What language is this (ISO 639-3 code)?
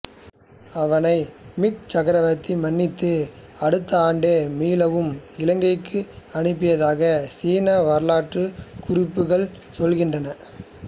tam